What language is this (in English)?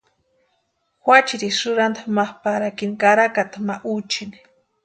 Western Highland Purepecha